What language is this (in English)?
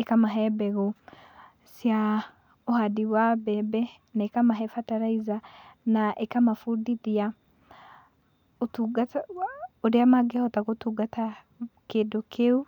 Kikuyu